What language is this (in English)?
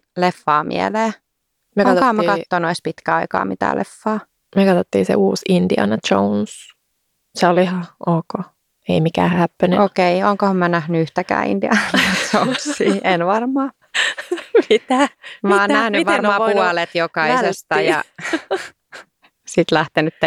Finnish